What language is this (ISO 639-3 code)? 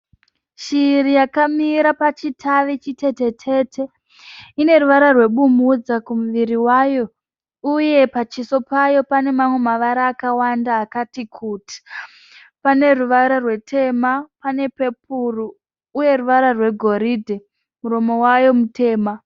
sna